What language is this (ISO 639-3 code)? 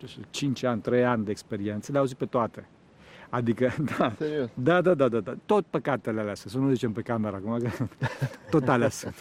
ron